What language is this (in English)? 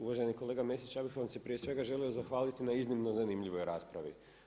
Croatian